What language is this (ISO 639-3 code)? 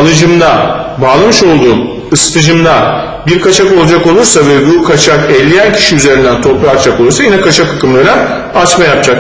tur